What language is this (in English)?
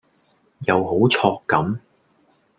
Cantonese